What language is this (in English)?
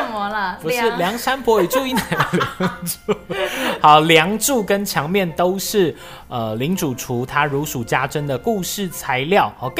Chinese